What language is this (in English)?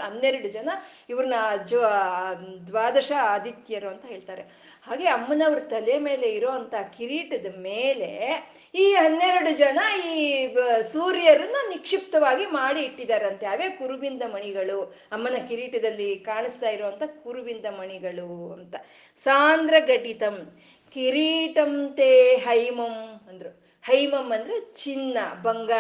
Kannada